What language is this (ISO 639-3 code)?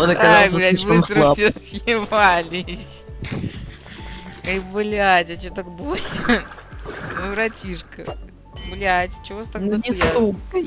rus